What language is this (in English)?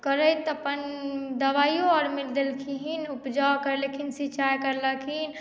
Maithili